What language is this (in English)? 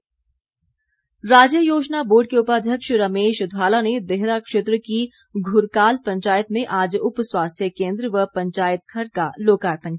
Hindi